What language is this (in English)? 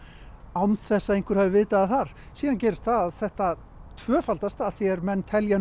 Icelandic